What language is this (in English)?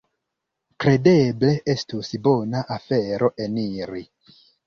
Esperanto